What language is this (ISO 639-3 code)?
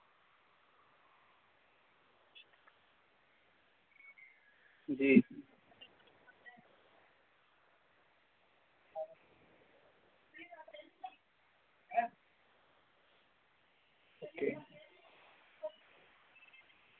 doi